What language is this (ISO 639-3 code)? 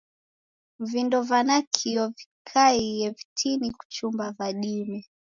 dav